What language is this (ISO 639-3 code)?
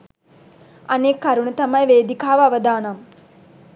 sin